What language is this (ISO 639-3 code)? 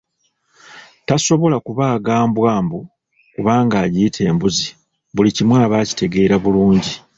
lug